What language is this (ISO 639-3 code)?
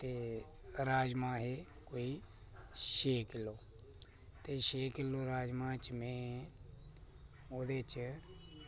doi